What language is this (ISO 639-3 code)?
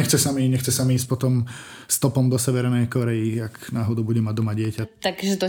slk